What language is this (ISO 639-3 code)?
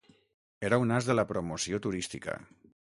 cat